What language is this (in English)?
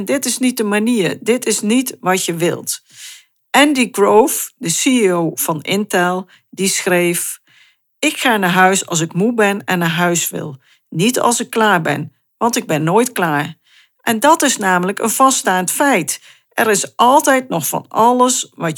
Dutch